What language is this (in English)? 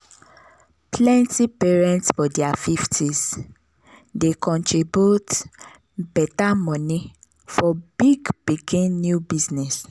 Nigerian Pidgin